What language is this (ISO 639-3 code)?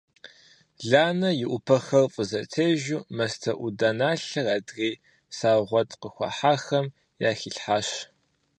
kbd